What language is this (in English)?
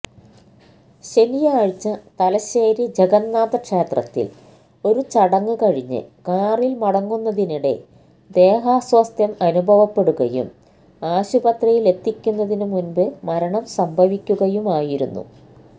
Malayalam